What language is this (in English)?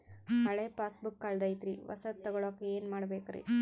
Kannada